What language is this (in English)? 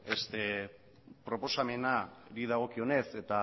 Basque